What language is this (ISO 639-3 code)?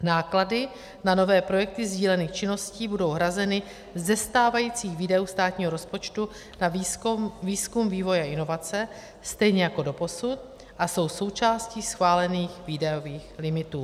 ces